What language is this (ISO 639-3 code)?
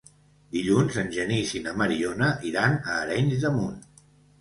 cat